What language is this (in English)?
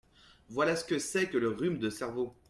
French